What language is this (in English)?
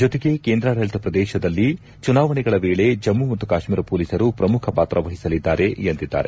Kannada